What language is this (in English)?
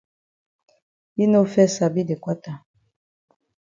Cameroon Pidgin